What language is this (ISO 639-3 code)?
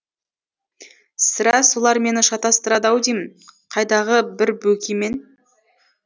kaz